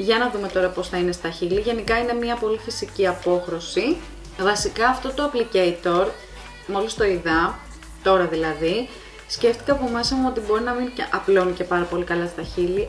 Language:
Greek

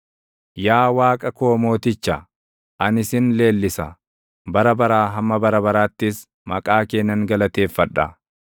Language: Oromo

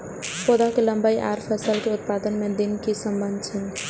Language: Maithili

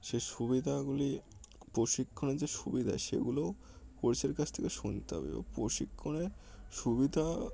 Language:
Bangla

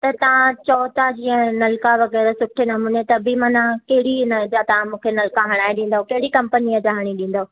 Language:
Sindhi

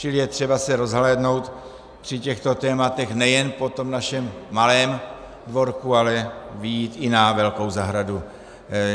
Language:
Czech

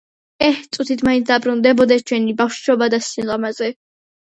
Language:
Georgian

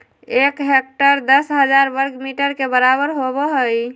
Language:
Magahi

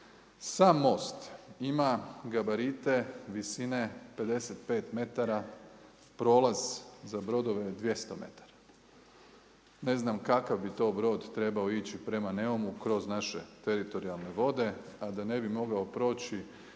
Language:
Croatian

